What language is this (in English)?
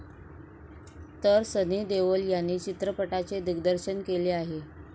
Marathi